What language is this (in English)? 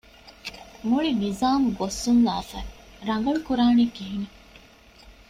Divehi